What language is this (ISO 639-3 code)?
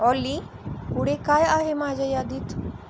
mar